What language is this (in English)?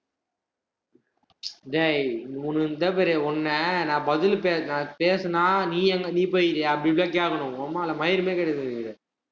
Tamil